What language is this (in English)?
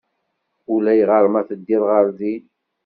Kabyle